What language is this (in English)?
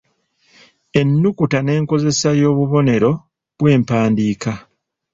Ganda